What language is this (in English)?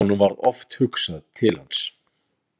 Icelandic